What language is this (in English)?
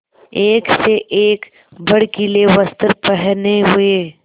Hindi